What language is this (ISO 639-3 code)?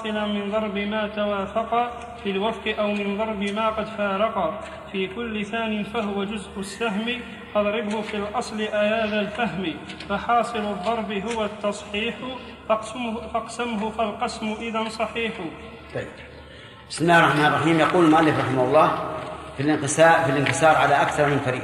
ara